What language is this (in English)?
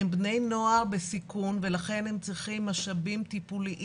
Hebrew